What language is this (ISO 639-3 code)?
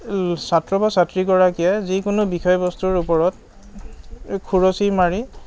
asm